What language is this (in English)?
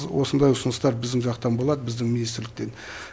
Kazakh